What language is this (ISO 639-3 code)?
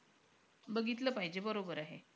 mar